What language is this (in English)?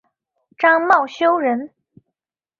Chinese